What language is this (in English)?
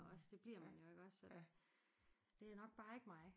Danish